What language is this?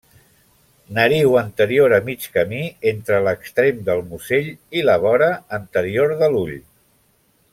Catalan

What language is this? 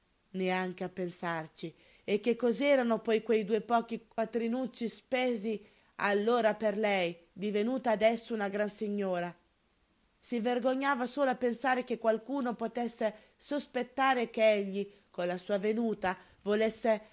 Italian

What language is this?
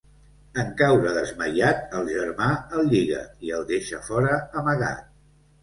Catalan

